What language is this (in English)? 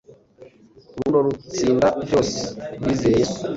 Kinyarwanda